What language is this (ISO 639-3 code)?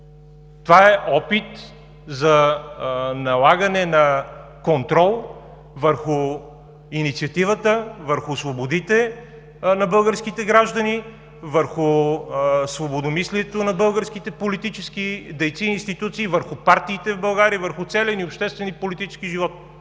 bul